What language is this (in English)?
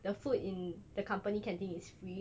English